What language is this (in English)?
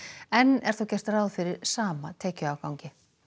Icelandic